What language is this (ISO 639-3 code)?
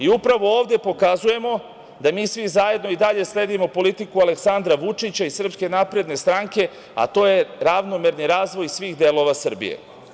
srp